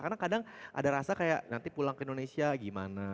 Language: Indonesian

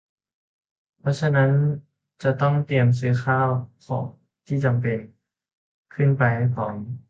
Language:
Thai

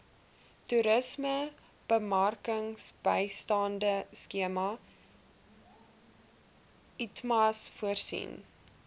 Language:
Afrikaans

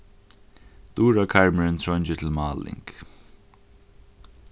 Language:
Faroese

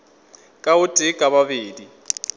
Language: Northern Sotho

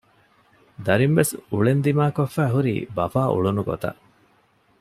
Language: Divehi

